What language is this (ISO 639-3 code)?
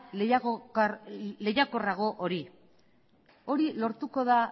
eus